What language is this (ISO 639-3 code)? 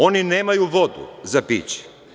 srp